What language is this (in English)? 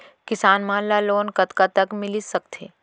Chhattisgarhi